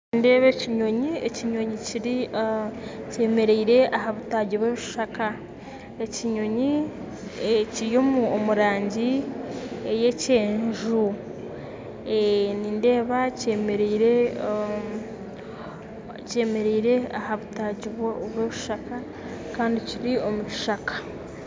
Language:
Nyankole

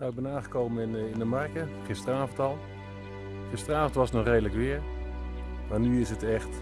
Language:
Dutch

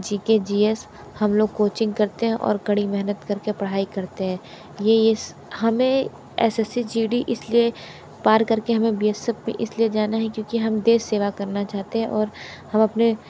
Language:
Hindi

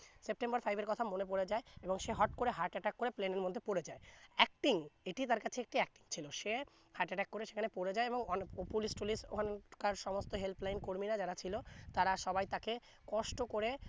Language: Bangla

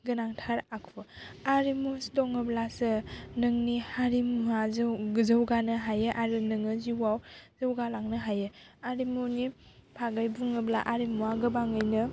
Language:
Bodo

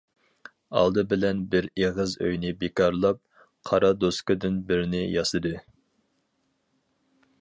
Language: Uyghur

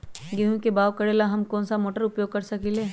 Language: Magahi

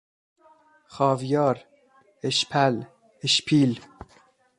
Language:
Persian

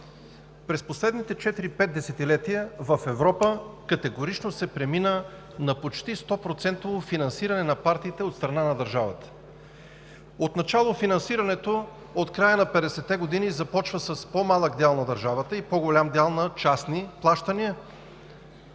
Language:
Bulgarian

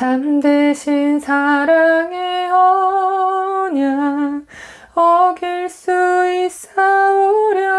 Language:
Korean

